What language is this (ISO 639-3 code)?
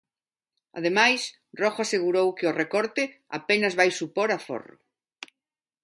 glg